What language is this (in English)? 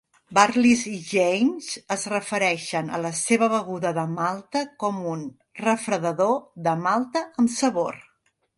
Catalan